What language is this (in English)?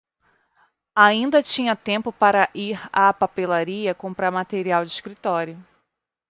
Portuguese